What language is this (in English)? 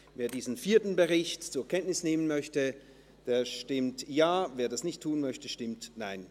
Swiss German